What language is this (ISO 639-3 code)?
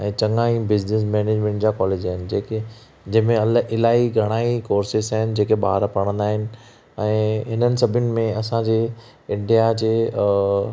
snd